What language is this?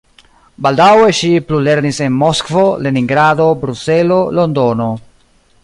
Esperanto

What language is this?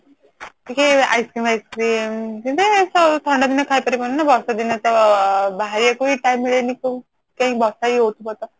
Odia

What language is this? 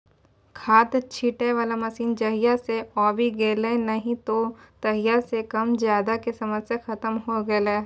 Maithili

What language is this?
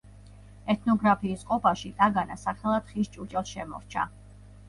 Georgian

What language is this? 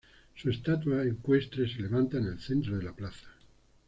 Spanish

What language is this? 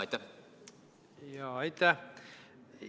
Estonian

